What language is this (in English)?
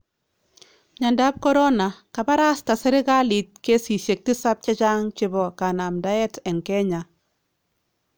Kalenjin